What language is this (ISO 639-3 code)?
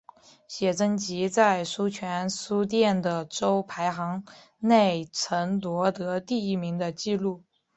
zho